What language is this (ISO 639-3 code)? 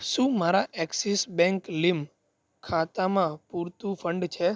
guj